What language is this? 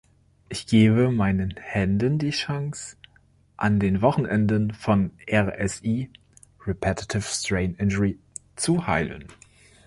German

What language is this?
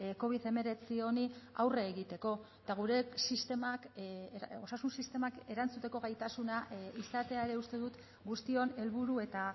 Basque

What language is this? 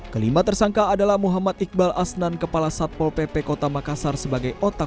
Indonesian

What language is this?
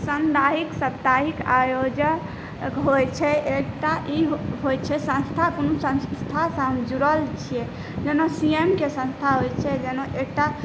Maithili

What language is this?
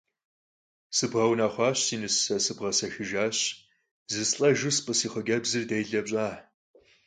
Kabardian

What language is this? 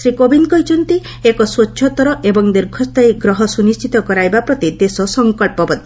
Odia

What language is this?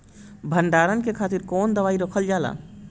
Bhojpuri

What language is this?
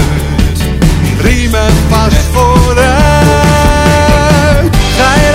Dutch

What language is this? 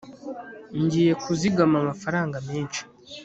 Kinyarwanda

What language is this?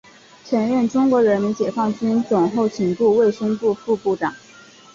Chinese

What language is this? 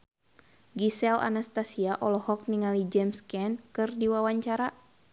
Sundanese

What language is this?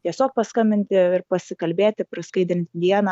Lithuanian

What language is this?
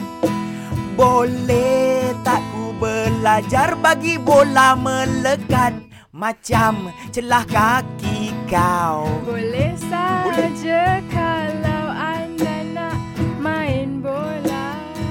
Malay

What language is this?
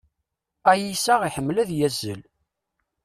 Kabyle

